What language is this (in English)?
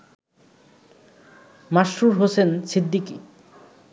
Bangla